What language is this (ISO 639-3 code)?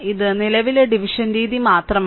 mal